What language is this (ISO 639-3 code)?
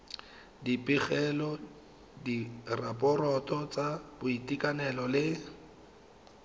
tsn